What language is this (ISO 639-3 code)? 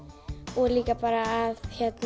isl